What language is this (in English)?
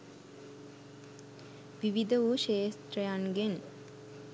Sinhala